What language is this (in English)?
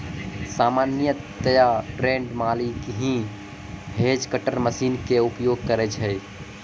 Maithili